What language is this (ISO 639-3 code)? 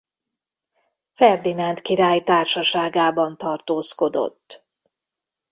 hun